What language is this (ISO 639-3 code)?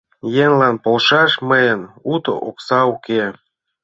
chm